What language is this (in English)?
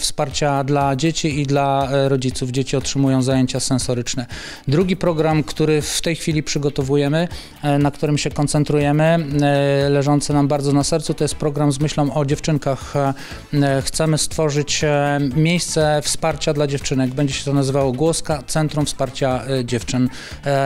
Polish